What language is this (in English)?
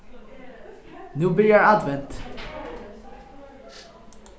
Faroese